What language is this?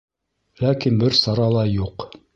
Bashkir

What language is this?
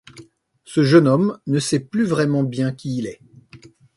French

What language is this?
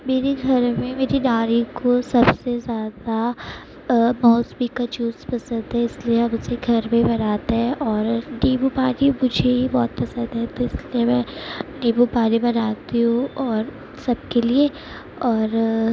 Urdu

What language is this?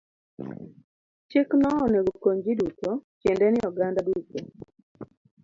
Luo (Kenya and Tanzania)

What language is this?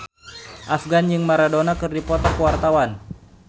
Sundanese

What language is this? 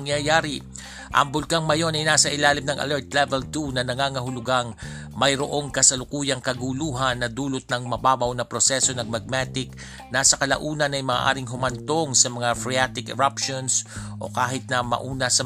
Filipino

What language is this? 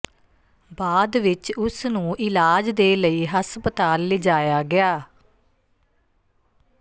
Punjabi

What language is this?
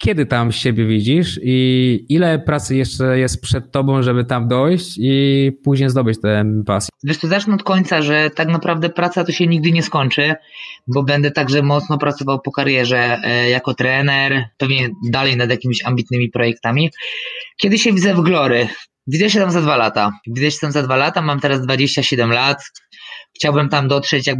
Polish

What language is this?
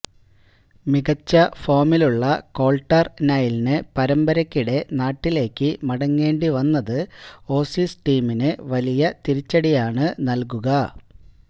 Malayalam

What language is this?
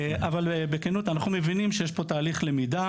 Hebrew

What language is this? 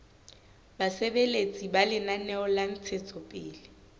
Southern Sotho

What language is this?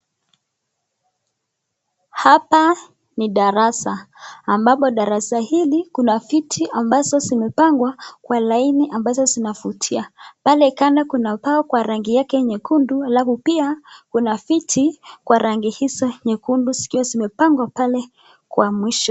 Swahili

